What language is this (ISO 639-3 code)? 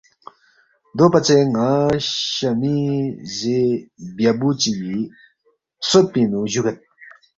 bft